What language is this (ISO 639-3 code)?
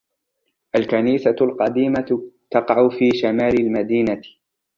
ara